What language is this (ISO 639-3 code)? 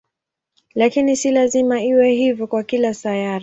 swa